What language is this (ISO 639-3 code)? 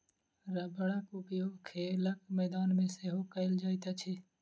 mai